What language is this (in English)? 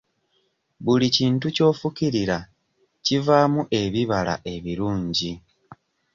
Ganda